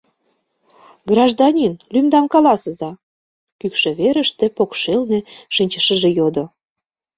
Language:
Mari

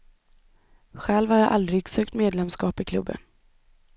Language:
Swedish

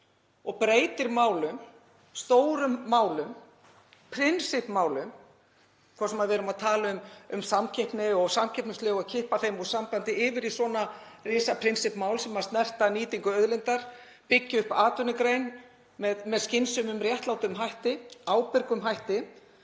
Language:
Icelandic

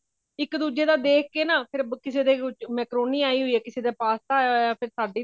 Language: Punjabi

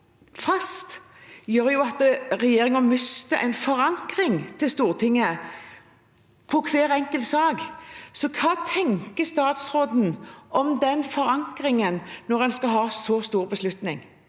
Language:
Norwegian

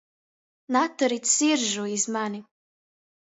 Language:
Latgalian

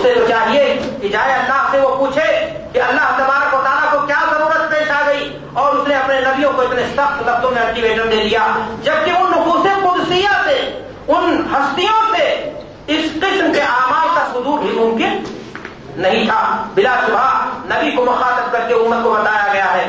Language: Urdu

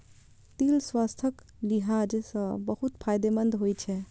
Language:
Maithili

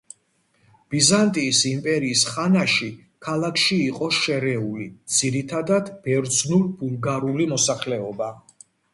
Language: Georgian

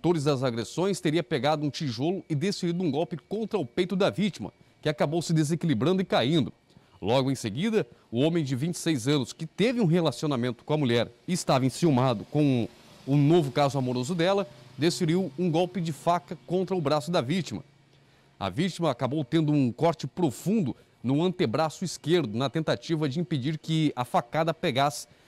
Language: Portuguese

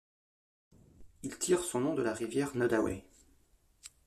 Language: French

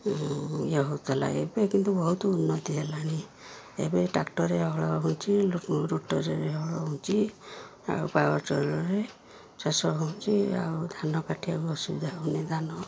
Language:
Odia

